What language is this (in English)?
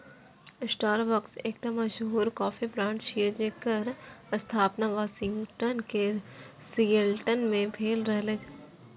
Maithili